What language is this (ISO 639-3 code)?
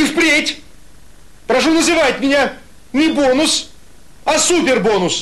rus